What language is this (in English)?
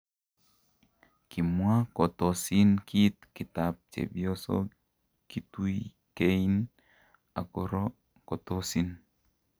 Kalenjin